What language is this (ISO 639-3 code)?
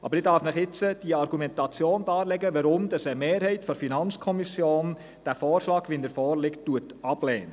gsw